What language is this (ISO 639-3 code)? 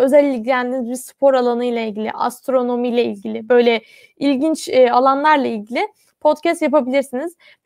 tur